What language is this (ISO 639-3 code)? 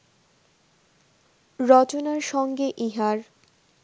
ben